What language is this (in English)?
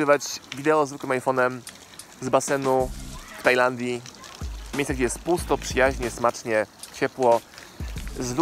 Polish